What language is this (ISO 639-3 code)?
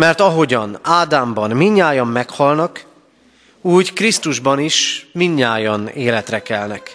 hun